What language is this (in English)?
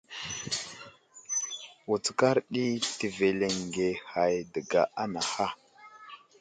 Wuzlam